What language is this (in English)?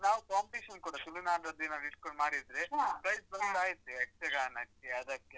Kannada